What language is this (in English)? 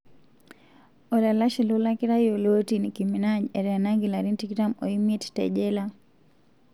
Masai